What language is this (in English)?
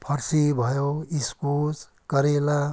Nepali